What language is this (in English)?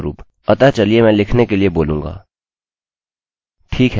Hindi